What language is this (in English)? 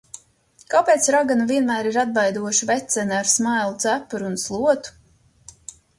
Latvian